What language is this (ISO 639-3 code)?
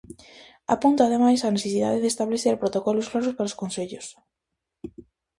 glg